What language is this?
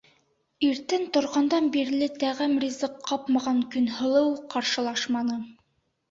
Bashkir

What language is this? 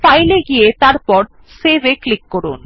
Bangla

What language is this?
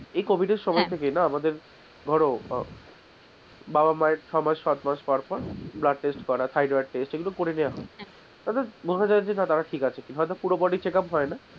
Bangla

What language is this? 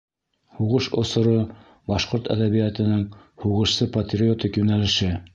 Bashkir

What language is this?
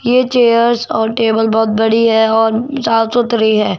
Hindi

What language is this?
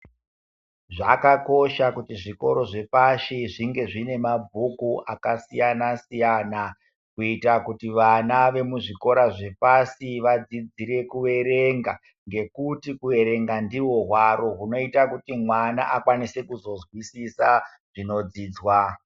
Ndau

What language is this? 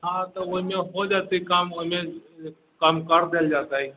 Maithili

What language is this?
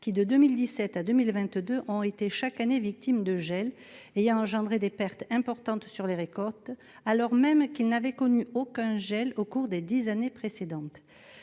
French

